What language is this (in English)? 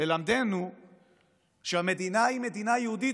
Hebrew